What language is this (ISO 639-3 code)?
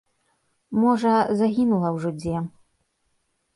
bel